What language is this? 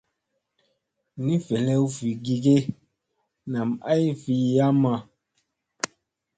Musey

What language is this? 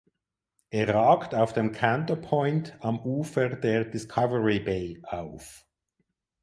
German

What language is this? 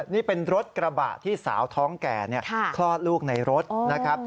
Thai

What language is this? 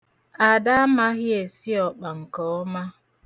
Igbo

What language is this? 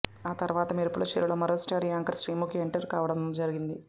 Telugu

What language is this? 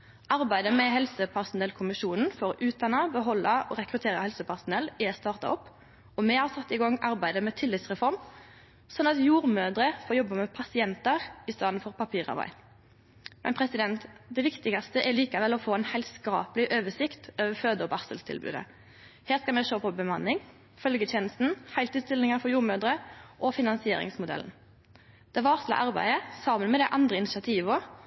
Norwegian Nynorsk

